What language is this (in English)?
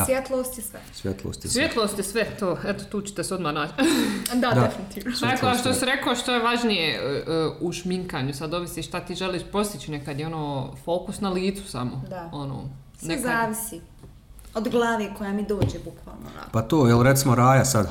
Croatian